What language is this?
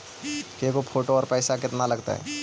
Magahi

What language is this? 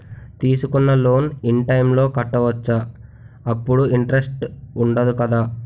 Telugu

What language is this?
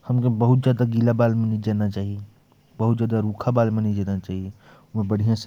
Korwa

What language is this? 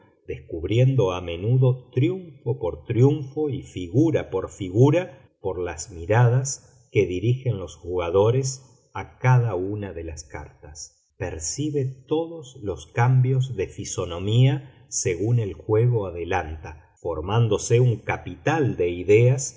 Spanish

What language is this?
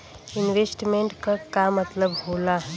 Bhojpuri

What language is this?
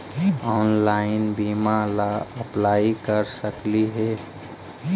Magahi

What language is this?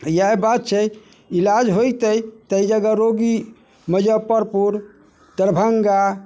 Maithili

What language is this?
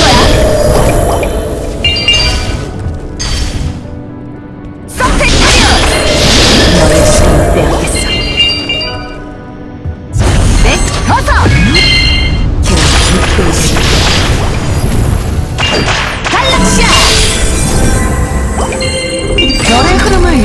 Korean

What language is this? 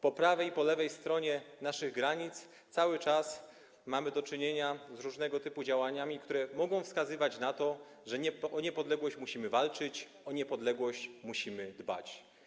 Polish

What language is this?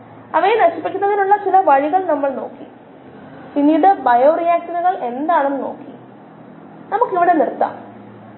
Malayalam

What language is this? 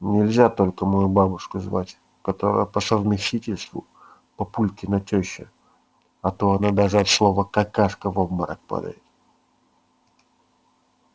Russian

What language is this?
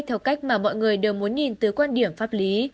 Vietnamese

